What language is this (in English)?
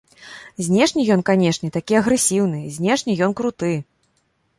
Belarusian